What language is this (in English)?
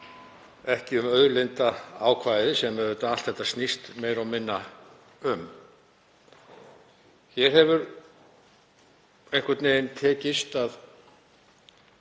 Icelandic